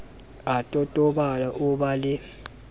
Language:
Southern Sotho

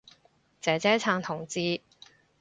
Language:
Cantonese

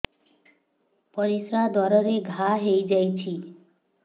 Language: Odia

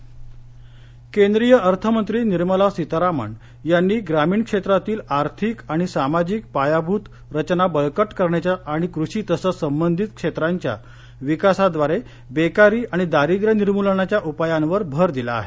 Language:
Marathi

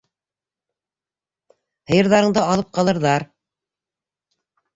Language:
Bashkir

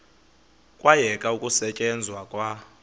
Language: Xhosa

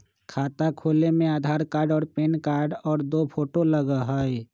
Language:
Magahi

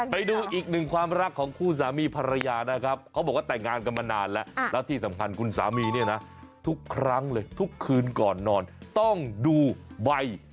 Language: Thai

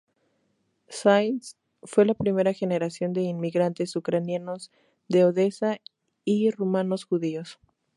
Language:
Spanish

